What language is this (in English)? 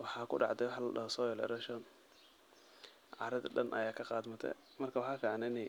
Somali